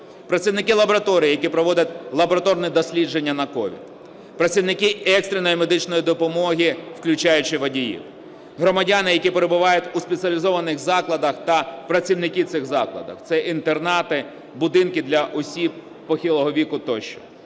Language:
Ukrainian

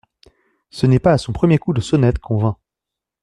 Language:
French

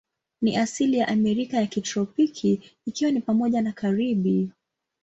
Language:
Swahili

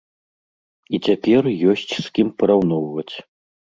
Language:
Belarusian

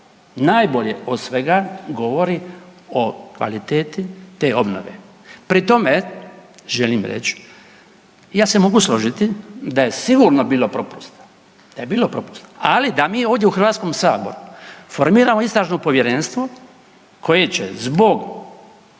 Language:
Croatian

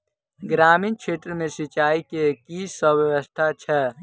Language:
Maithili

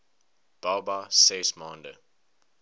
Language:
Afrikaans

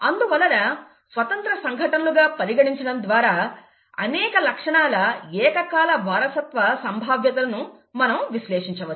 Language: Telugu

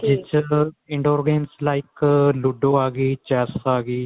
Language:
Punjabi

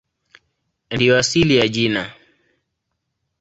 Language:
Swahili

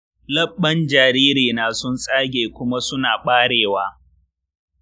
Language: Hausa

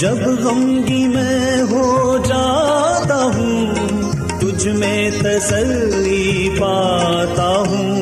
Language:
Urdu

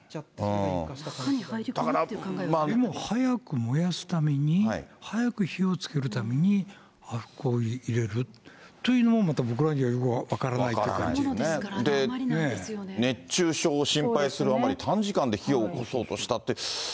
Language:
Japanese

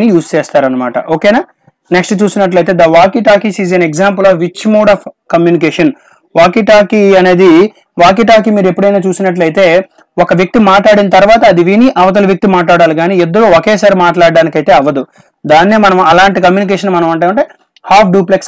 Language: English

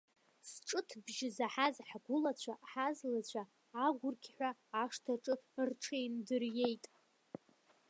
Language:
Abkhazian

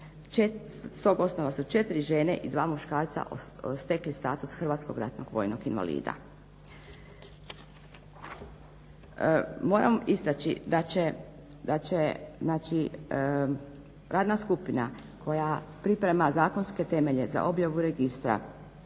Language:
Croatian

